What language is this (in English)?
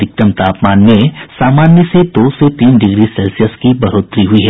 Hindi